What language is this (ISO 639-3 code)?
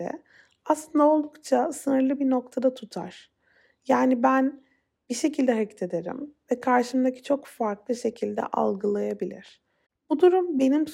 tur